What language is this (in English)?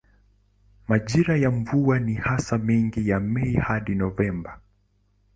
Swahili